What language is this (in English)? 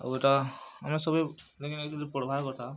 Odia